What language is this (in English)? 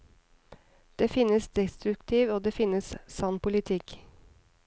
Norwegian